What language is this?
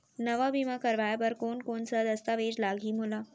Chhattisgarhi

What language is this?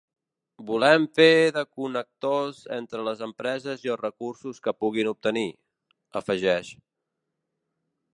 Catalan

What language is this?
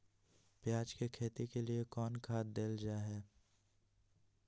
Magahi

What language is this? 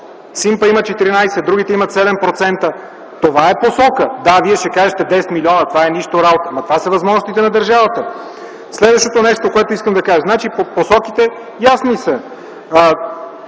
Bulgarian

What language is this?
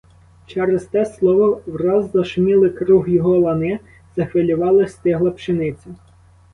Ukrainian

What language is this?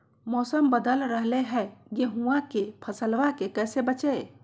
Magahi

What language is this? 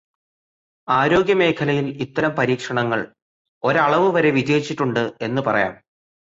Malayalam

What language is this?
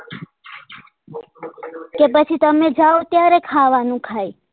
Gujarati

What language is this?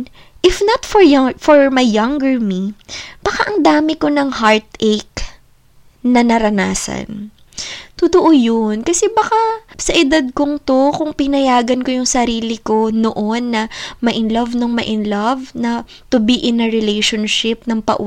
Filipino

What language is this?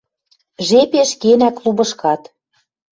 Western Mari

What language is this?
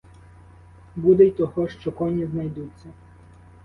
Ukrainian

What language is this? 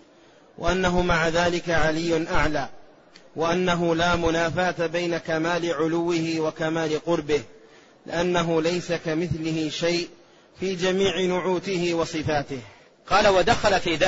Arabic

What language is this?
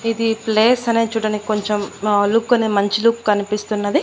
Telugu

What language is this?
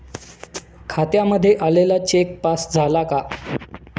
Marathi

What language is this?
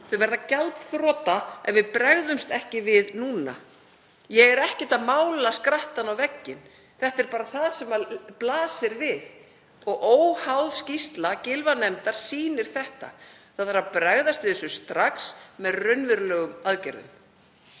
Icelandic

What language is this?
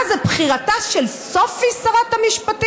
Hebrew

